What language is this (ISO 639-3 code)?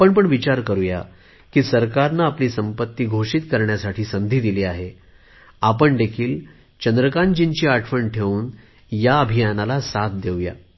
mar